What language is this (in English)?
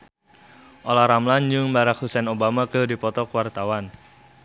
Sundanese